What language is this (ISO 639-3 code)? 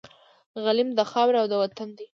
pus